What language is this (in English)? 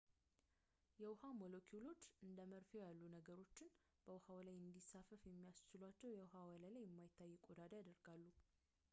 Amharic